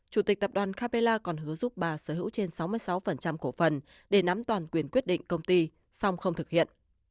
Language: Vietnamese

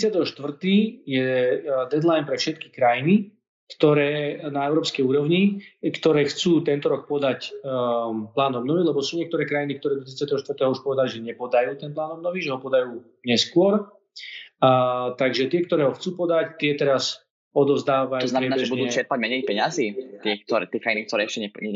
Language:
Slovak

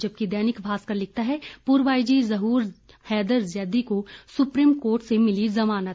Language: Hindi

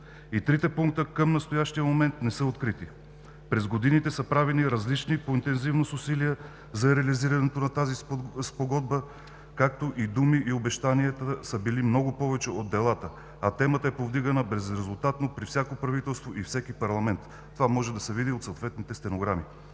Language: Bulgarian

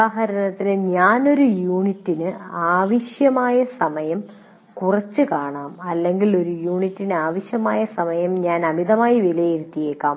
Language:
Malayalam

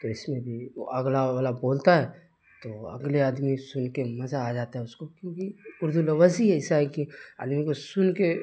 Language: Urdu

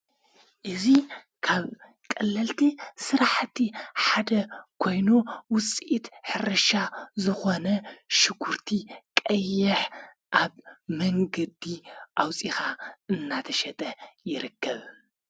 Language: Tigrinya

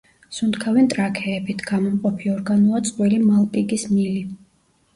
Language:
Georgian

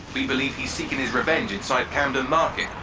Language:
English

